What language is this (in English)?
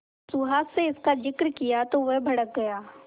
Hindi